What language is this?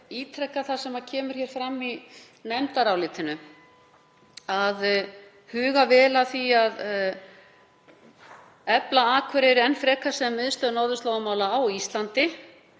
Icelandic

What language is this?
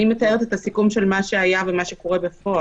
Hebrew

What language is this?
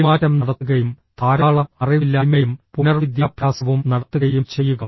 Malayalam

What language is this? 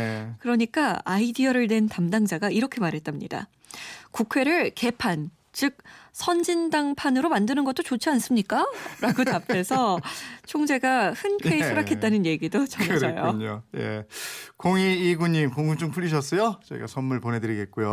Korean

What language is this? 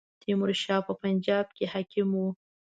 Pashto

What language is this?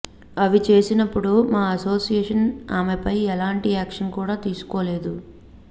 Telugu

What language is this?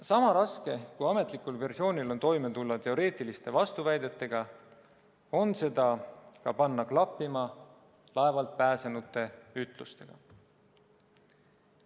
Estonian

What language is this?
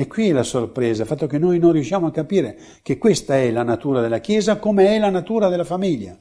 Italian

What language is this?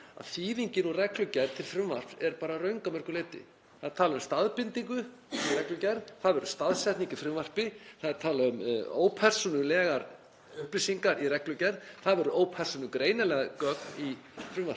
Icelandic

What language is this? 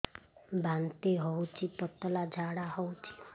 Odia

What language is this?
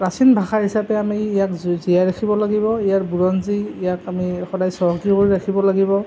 Assamese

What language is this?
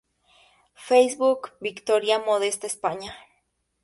Spanish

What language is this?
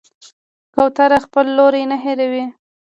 Pashto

